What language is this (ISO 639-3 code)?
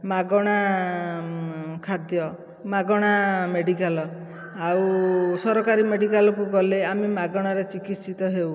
ori